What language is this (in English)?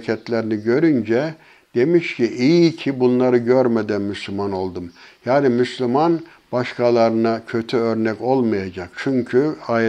Turkish